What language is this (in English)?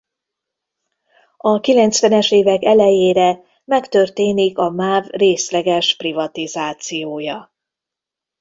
Hungarian